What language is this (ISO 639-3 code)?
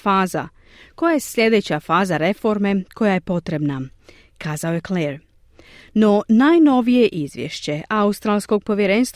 hrv